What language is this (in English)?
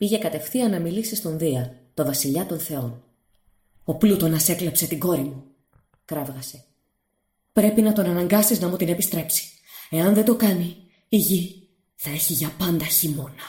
Greek